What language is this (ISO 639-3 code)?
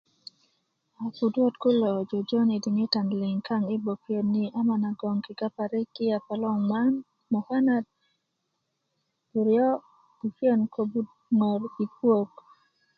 ukv